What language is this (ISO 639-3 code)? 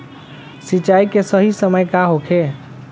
bho